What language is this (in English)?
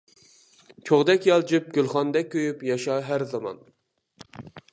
Uyghur